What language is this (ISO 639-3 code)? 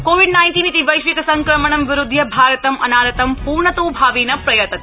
san